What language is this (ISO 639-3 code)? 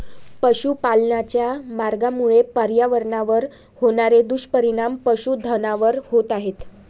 mar